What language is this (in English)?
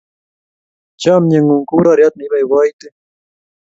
Kalenjin